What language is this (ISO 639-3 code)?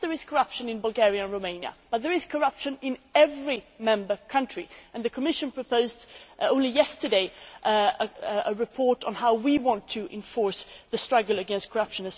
eng